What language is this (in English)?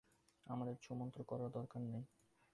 Bangla